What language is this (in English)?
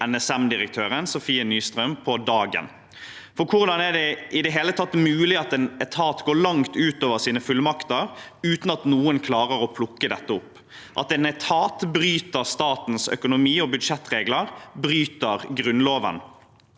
Norwegian